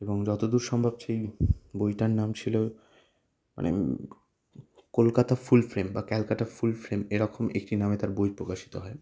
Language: Bangla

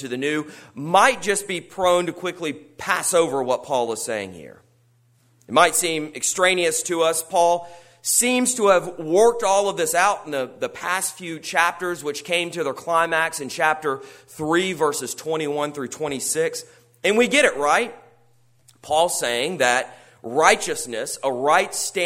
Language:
English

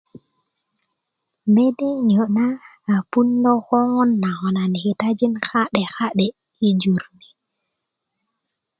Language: Kuku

